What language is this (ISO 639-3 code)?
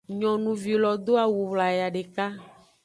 ajg